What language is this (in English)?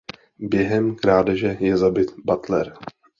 Czech